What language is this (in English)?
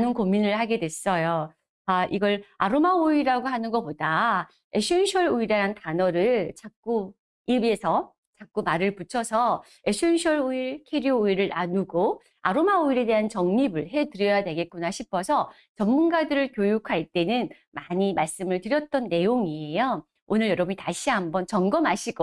Korean